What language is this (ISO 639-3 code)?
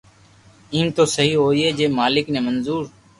lrk